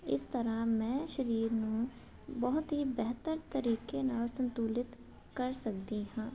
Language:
Punjabi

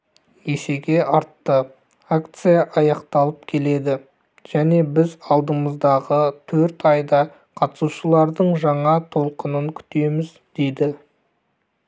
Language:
Kazakh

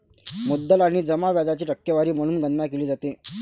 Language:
Marathi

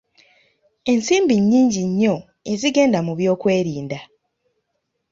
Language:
Ganda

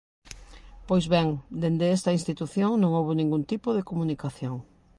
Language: Galician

